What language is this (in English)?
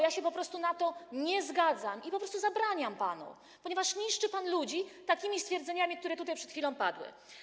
Polish